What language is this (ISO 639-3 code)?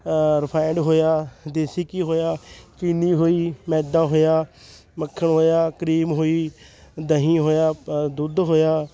pan